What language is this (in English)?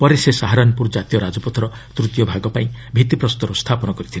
Odia